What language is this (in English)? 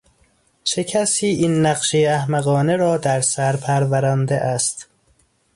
Persian